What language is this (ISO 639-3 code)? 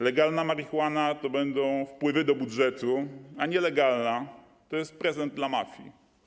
pol